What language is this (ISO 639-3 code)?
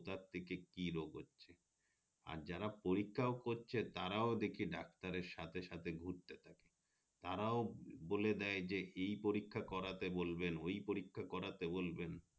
ben